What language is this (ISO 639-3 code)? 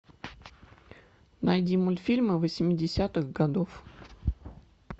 rus